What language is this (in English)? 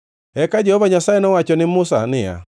Luo (Kenya and Tanzania)